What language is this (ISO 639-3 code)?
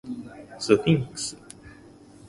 jpn